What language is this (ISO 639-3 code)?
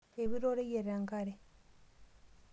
mas